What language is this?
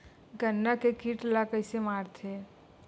Chhattisgarhi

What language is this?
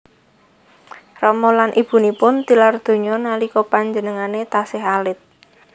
Javanese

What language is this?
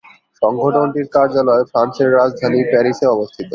Bangla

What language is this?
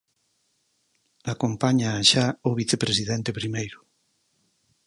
Galician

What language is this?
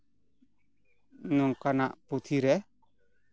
Santali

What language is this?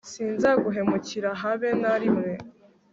Kinyarwanda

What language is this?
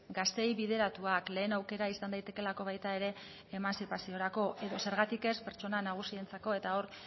Basque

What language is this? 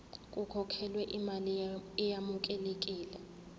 Zulu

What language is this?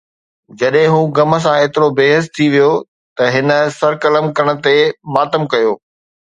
Sindhi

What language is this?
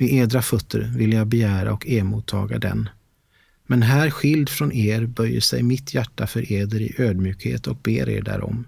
Swedish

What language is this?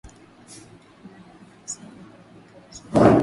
Swahili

